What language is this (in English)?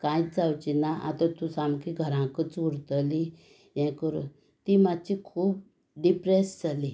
Konkani